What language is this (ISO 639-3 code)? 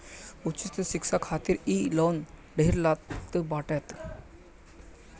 bho